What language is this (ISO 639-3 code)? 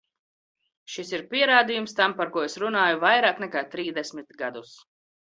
lav